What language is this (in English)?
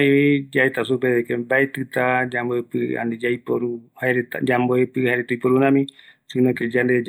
Eastern Bolivian Guaraní